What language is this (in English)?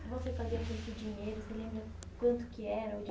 Portuguese